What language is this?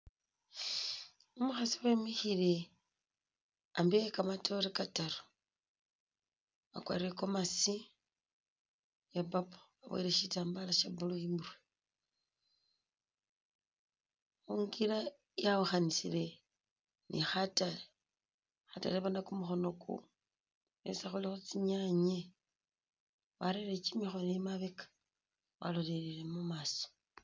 Masaaba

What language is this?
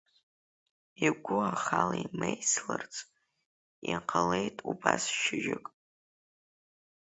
Abkhazian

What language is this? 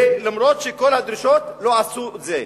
Hebrew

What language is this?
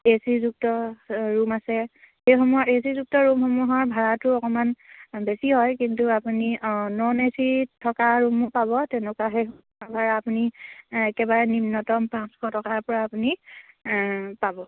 Assamese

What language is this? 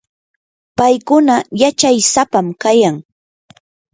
Yanahuanca Pasco Quechua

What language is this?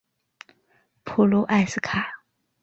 Chinese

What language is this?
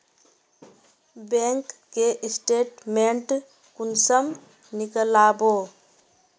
Magahi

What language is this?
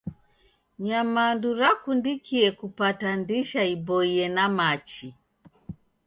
Taita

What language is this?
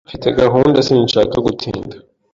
Kinyarwanda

